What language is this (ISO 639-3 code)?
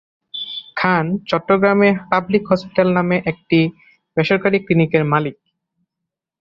ben